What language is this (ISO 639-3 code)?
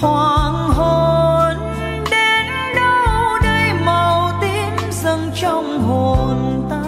vie